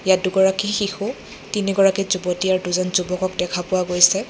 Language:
Assamese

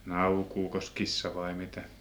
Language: Finnish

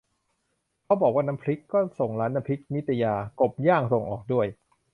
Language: Thai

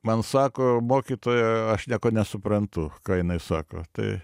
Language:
Lithuanian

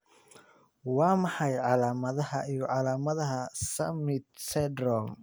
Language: Somali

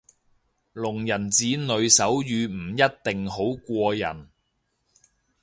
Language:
Cantonese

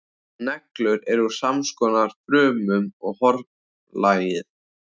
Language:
Icelandic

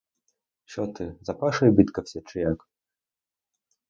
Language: Ukrainian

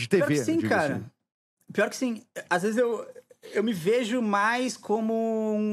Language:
Portuguese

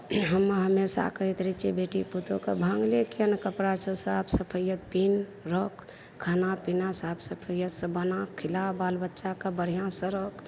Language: Maithili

